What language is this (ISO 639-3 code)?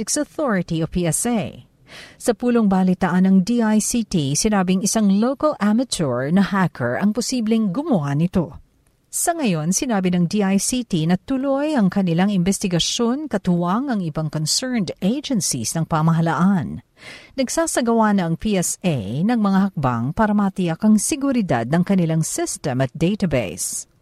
fil